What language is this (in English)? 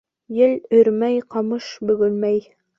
Bashkir